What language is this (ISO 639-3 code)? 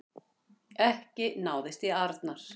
isl